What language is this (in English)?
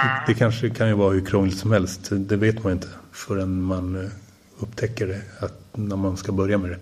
Swedish